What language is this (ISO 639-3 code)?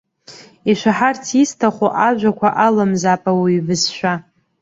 abk